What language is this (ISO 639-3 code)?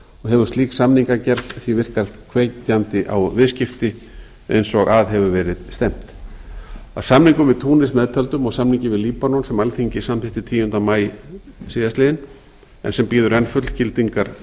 isl